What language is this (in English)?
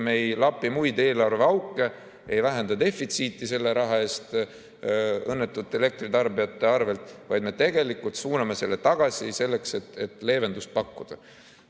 Estonian